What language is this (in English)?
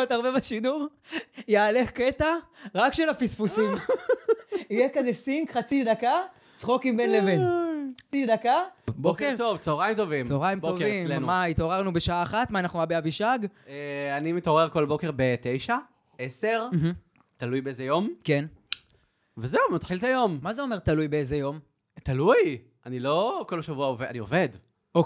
Hebrew